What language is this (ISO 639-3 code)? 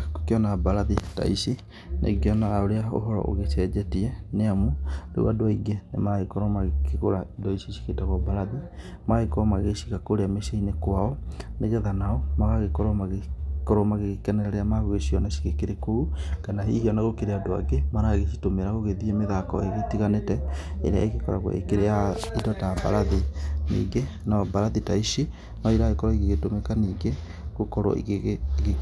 kik